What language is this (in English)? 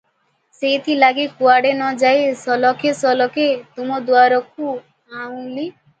Odia